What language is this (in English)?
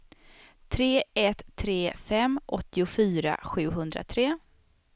Swedish